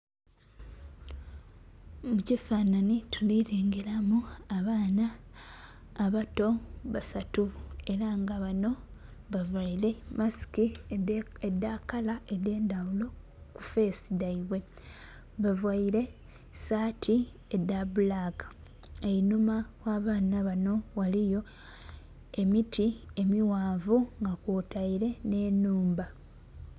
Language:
Soga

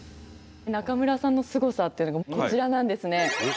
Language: Japanese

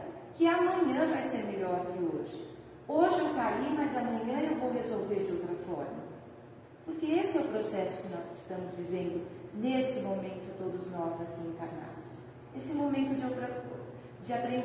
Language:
Portuguese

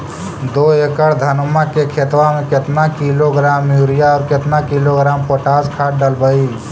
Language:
Magahi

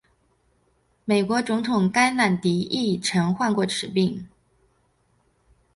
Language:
Chinese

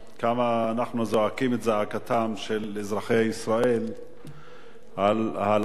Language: Hebrew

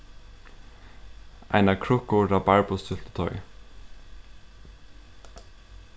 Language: Faroese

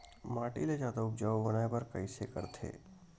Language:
Chhattisgarhi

